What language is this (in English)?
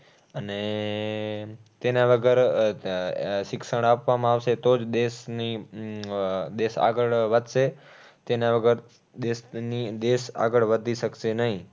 Gujarati